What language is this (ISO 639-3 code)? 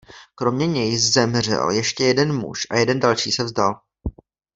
ces